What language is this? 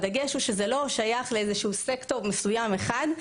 Hebrew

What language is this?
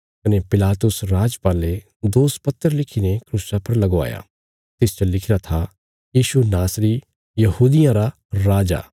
Bilaspuri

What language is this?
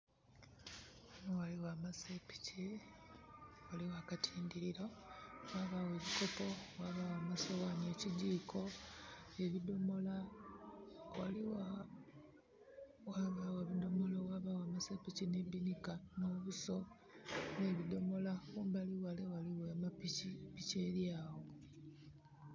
Soga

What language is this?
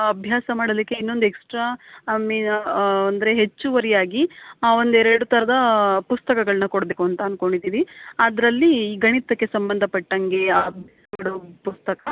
Kannada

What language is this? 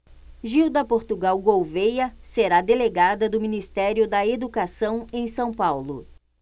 Portuguese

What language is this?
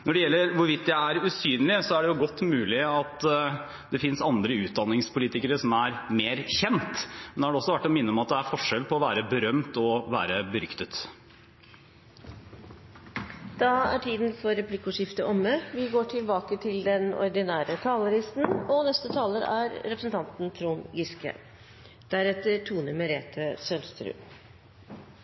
Norwegian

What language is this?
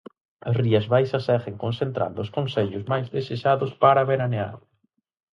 Galician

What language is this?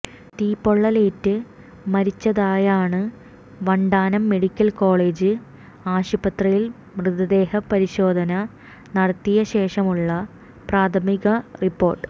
Malayalam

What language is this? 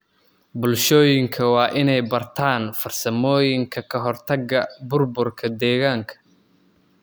Somali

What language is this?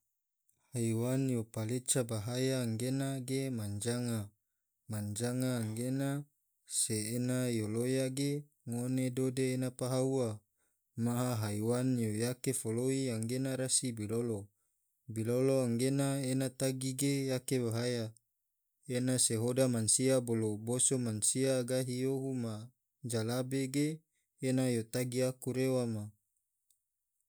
Tidore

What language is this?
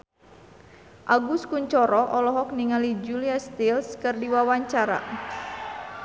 Sundanese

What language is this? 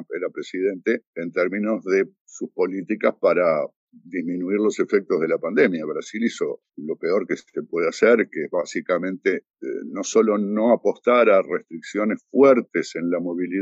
Spanish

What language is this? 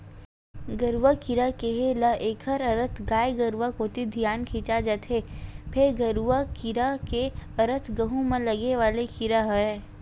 Chhattisgarhi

